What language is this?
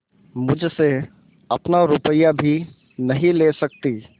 Hindi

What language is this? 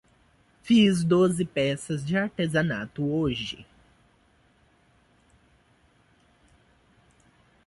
Portuguese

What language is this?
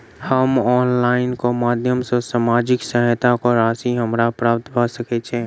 Maithili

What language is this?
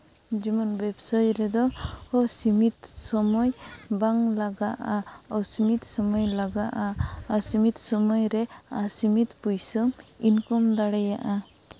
Santali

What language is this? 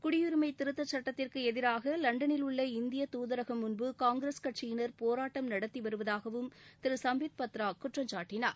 Tamil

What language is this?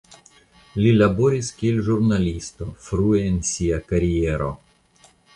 Esperanto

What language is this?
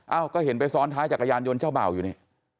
Thai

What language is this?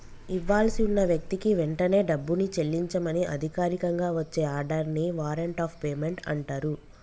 Telugu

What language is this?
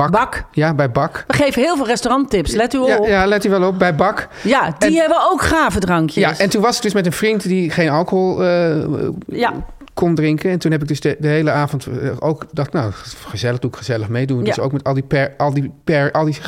Dutch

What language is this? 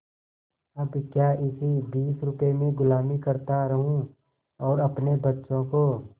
Hindi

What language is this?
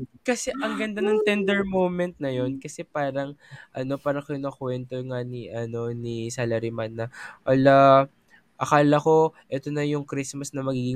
Filipino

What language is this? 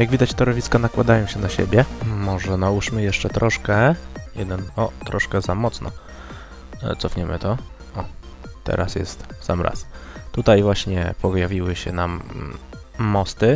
Polish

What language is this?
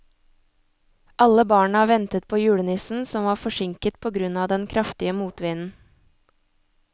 Norwegian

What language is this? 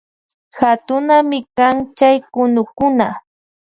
Loja Highland Quichua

